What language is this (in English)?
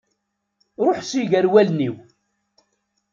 Kabyle